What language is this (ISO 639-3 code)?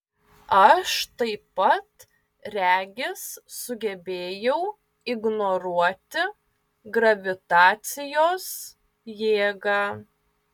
lit